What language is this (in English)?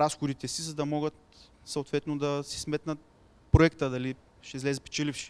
Bulgarian